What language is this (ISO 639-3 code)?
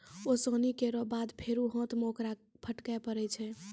mai